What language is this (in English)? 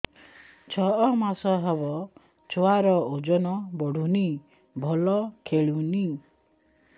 Odia